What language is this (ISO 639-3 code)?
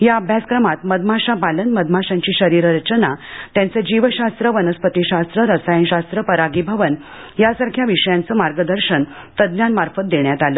mar